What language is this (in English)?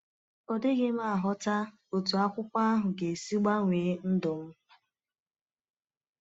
Igbo